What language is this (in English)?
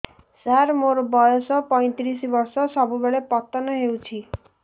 Odia